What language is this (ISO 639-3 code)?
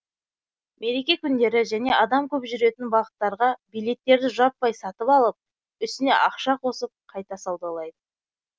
kaz